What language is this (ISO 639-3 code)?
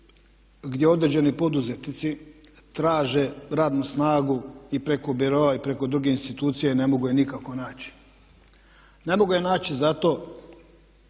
hrv